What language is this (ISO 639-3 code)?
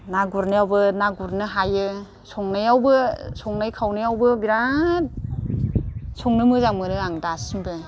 brx